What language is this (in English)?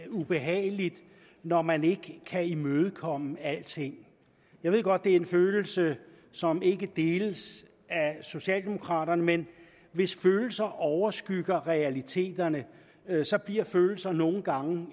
Danish